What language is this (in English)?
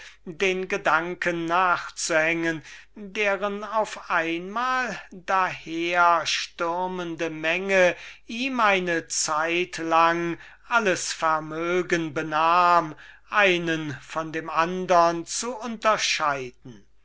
German